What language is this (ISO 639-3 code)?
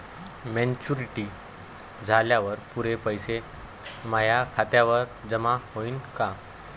mar